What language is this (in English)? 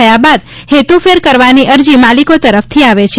Gujarati